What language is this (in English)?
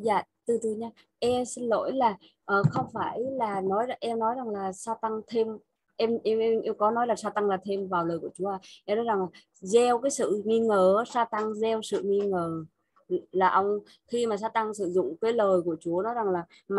Vietnamese